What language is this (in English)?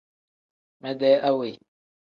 Tem